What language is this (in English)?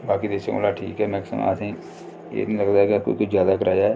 Dogri